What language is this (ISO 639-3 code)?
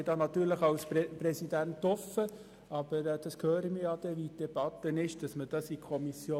gsw